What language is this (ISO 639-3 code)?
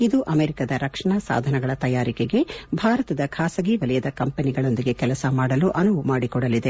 kan